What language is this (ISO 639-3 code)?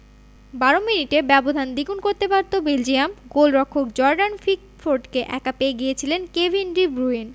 ben